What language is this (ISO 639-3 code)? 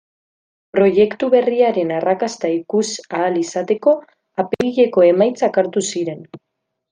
eus